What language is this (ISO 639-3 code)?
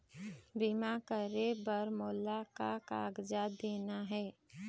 hne